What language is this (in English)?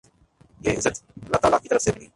Urdu